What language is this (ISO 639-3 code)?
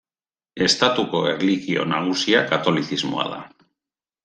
eus